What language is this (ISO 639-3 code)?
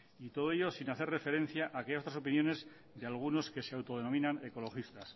spa